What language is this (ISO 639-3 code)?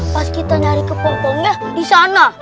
ind